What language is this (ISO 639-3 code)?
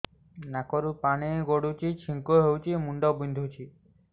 ori